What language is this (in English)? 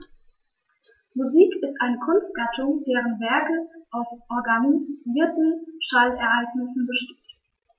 German